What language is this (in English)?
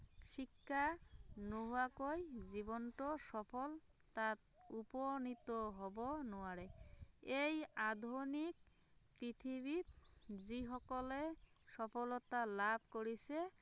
Assamese